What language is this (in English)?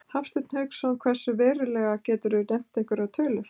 Icelandic